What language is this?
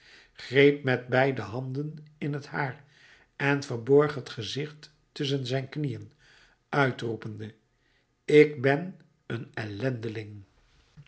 Dutch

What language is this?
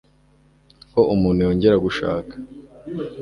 Kinyarwanda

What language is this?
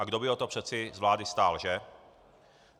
Czech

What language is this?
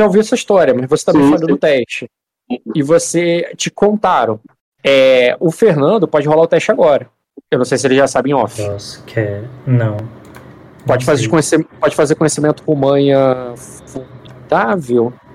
Portuguese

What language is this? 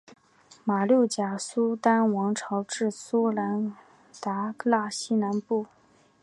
Chinese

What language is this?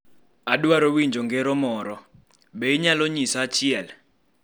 Luo (Kenya and Tanzania)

